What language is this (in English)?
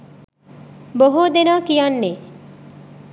Sinhala